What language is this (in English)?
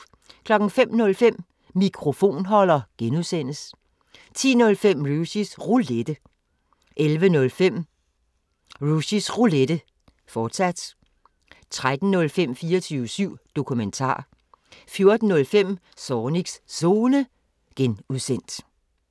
Danish